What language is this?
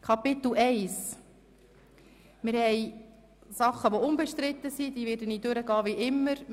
Swiss German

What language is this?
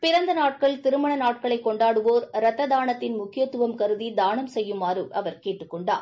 Tamil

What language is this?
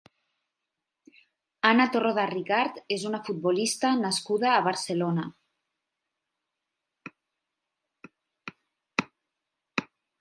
Catalan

